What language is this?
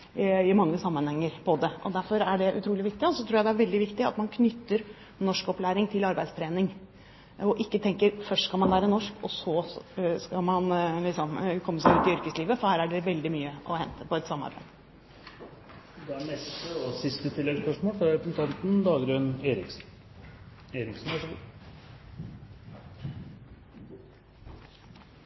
Norwegian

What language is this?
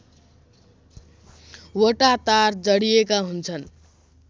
Nepali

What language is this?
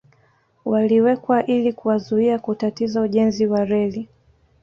Swahili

